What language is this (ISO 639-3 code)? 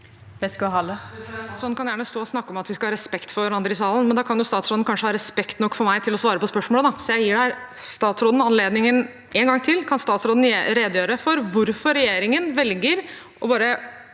nor